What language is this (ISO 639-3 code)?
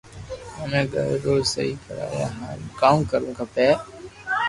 lrk